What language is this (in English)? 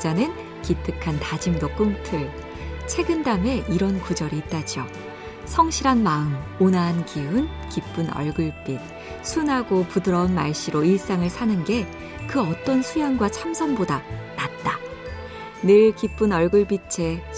Korean